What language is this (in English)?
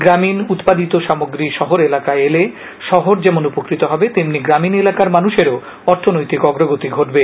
Bangla